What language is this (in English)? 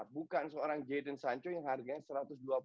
Indonesian